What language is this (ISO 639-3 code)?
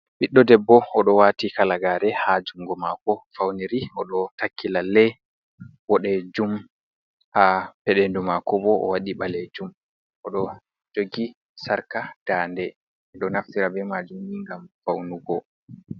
ful